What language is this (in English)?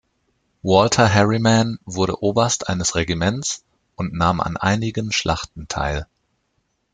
German